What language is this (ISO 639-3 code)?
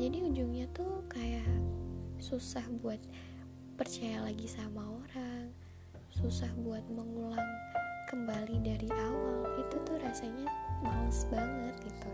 ind